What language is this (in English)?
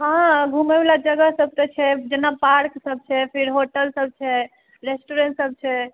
Maithili